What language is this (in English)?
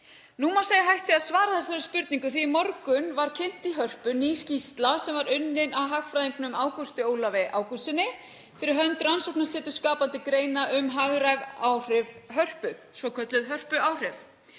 Icelandic